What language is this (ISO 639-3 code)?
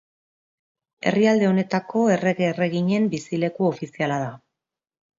eus